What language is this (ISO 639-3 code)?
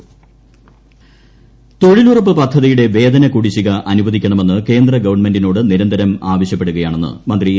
mal